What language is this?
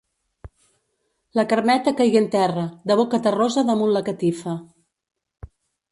Catalan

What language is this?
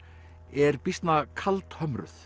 Icelandic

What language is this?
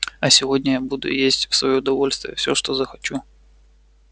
Russian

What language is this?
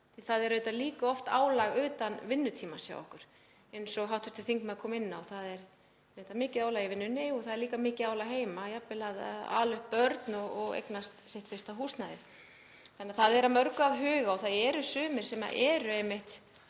Icelandic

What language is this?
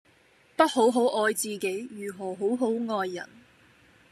Cantonese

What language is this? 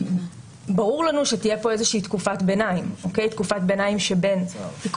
Hebrew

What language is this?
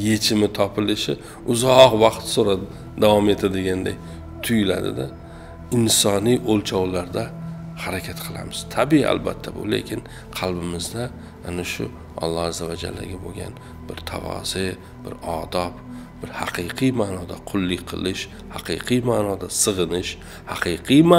Turkish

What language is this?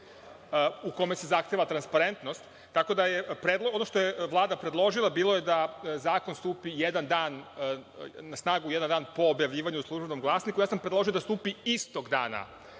Serbian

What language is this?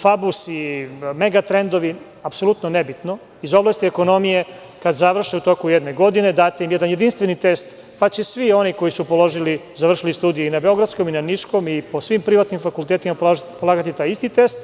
Serbian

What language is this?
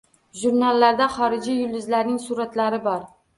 Uzbek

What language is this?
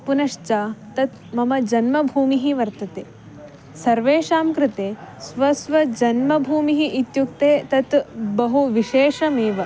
Sanskrit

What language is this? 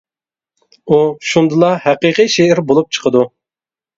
Uyghur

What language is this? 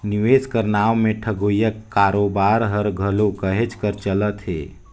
Chhattisgarhi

